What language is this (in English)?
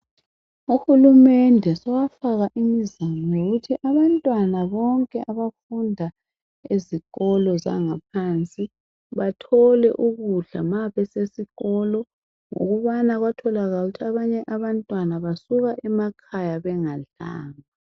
North Ndebele